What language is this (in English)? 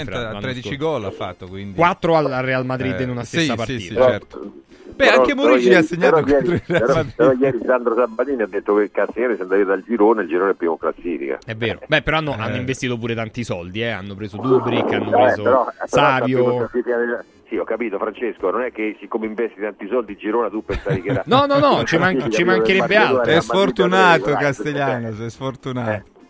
Italian